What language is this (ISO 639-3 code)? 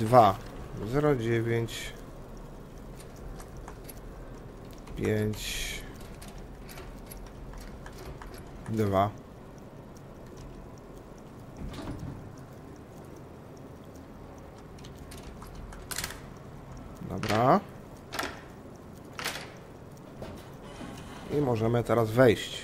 pol